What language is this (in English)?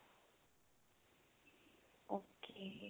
Punjabi